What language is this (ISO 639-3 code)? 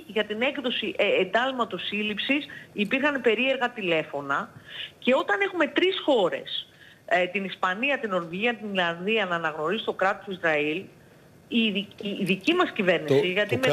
ell